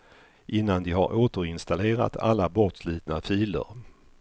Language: Swedish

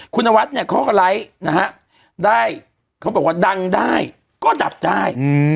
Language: Thai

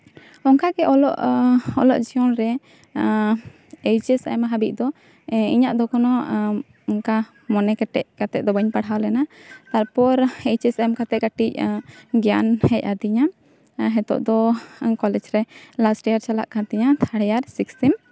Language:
Santali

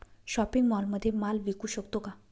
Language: Marathi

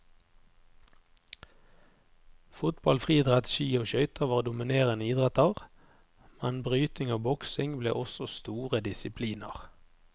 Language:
Norwegian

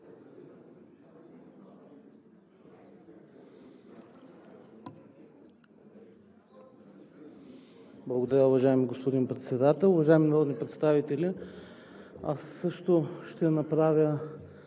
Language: Bulgarian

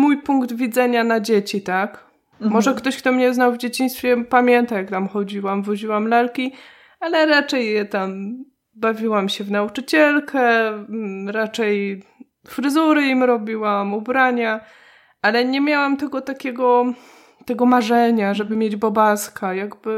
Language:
Polish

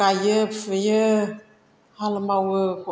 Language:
Bodo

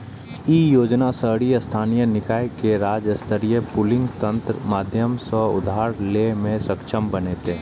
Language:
Maithili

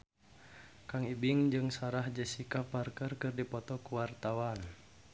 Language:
Sundanese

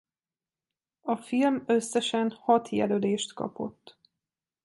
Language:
Hungarian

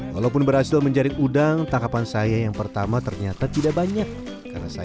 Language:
Indonesian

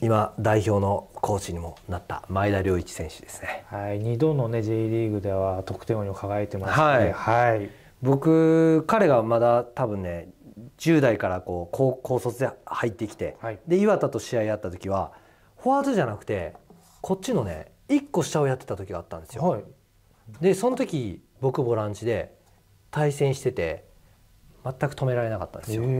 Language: Japanese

